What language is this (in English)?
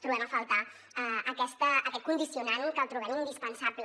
Catalan